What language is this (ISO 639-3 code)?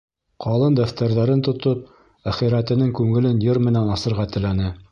bak